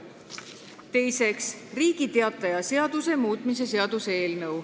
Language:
Estonian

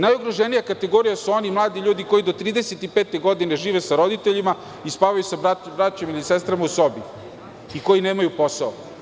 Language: Serbian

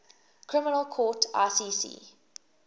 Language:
English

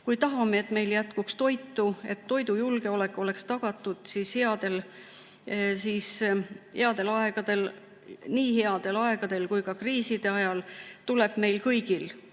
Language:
Estonian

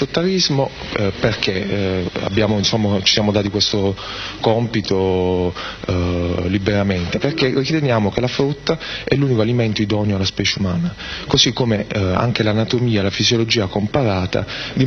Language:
Italian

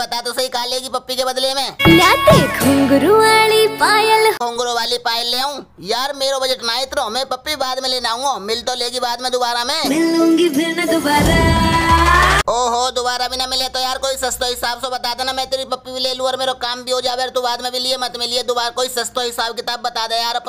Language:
Hindi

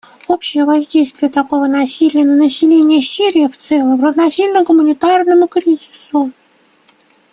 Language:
Russian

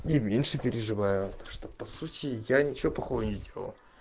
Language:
Russian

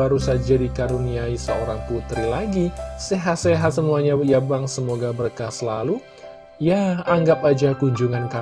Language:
Indonesian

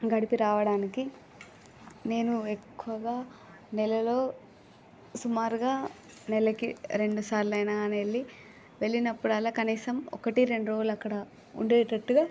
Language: Telugu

